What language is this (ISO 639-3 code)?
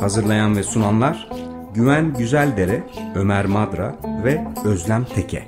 tur